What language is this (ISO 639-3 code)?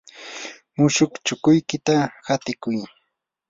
qur